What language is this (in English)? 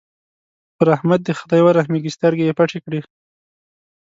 Pashto